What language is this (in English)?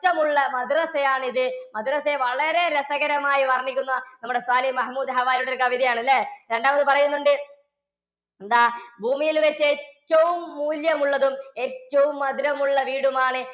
Malayalam